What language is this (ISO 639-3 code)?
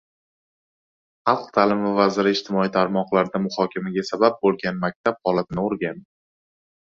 uzb